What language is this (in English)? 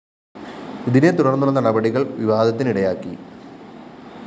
Malayalam